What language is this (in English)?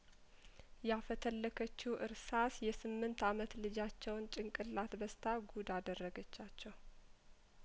Amharic